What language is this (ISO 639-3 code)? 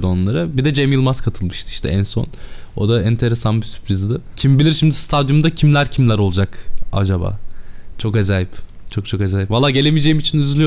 tur